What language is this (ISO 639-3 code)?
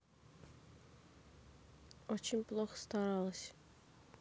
rus